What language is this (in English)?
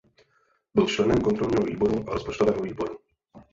Czech